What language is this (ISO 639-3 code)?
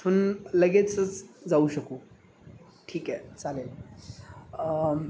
mar